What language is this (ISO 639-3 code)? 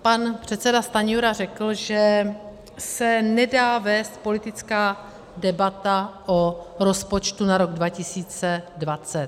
ces